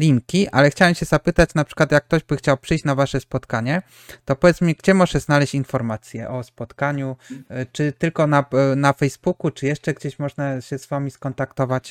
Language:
Polish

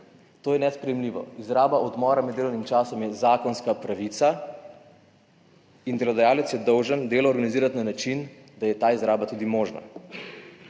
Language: Slovenian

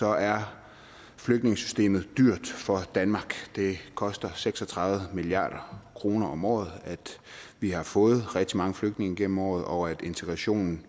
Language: Danish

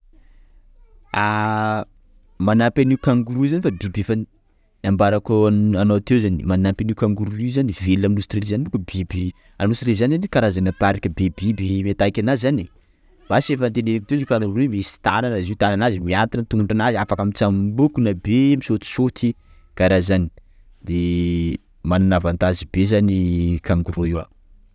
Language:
Sakalava Malagasy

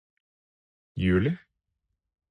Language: Norwegian Bokmål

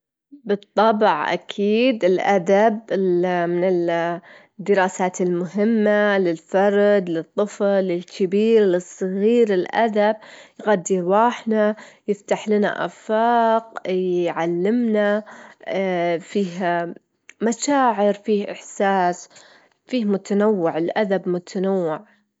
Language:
Gulf Arabic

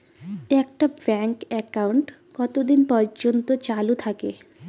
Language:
Bangla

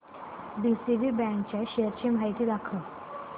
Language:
Marathi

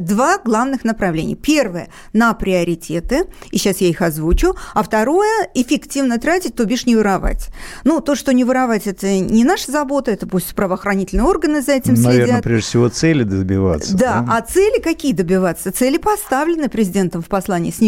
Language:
Russian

